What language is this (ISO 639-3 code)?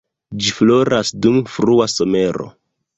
epo